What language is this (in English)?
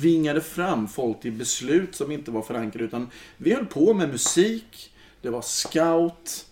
Swedish